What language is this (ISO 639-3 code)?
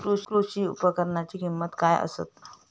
mar